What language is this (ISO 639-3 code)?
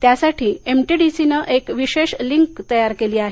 mar